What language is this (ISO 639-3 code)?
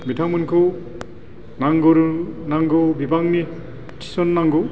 brx